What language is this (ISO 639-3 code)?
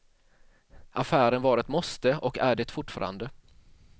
swe